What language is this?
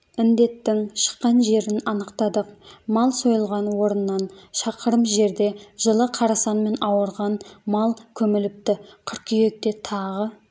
Kazakh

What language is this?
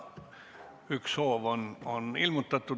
Estonian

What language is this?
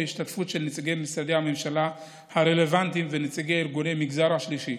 Hebrew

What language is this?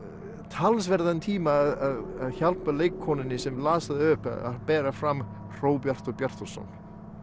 Icelandic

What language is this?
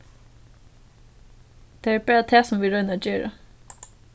Faroese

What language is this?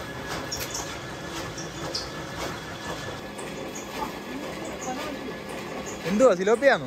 Indonesian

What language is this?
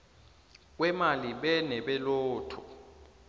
South Ndebele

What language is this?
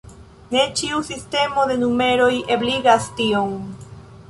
Esperanto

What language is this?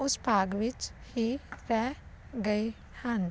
Punjabi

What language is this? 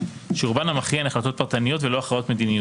Hebrew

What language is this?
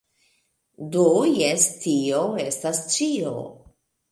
Esperanto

